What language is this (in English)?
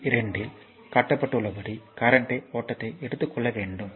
Tamil